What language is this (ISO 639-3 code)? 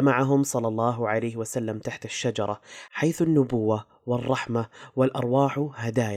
ara